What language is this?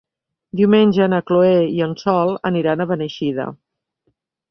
Catalan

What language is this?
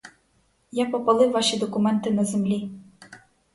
Ukrainian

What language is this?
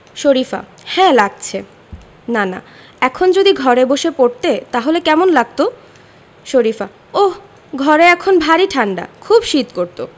Bangla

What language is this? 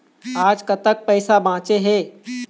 Chhattisgarhi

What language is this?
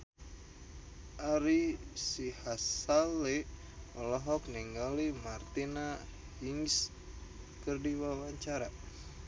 Sundanese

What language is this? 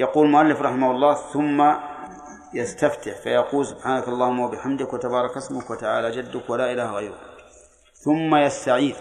Arabic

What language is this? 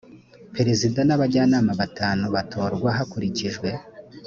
Kinyarwanda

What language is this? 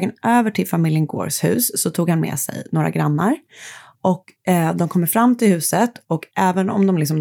Swedish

